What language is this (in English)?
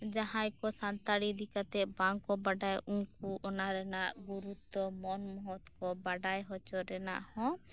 Santali